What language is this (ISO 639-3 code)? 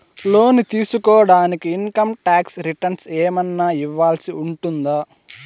tel